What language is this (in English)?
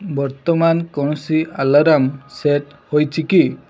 Odia